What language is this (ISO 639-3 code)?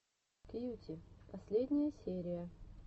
rus